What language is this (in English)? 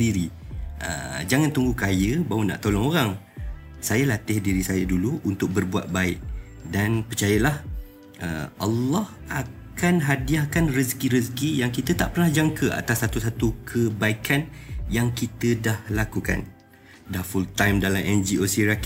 Malay